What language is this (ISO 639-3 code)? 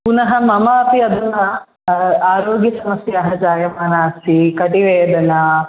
san